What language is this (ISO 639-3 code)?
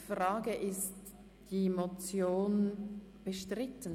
gsw